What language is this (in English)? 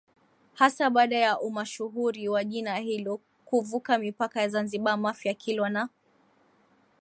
Swahili